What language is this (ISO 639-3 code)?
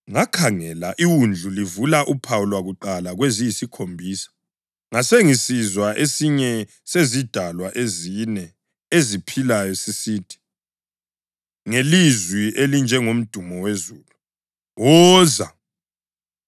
nde